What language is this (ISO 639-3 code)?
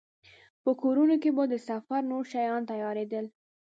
pus